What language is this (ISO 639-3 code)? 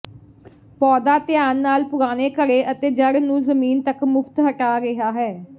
pan